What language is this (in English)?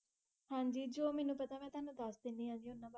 Punjabi